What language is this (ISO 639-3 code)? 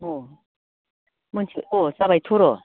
brx